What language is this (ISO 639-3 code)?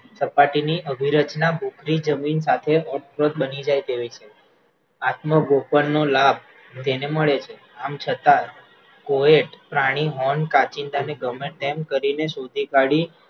guj